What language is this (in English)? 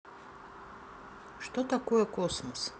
Russian